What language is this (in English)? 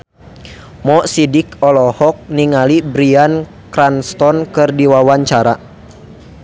Sundanese